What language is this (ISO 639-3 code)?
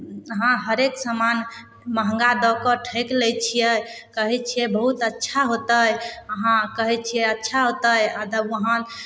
mai